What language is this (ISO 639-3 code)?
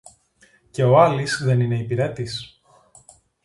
ell